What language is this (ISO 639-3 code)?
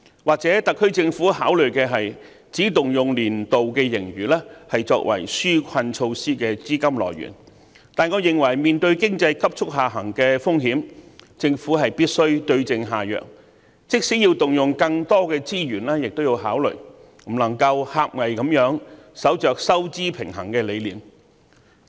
yue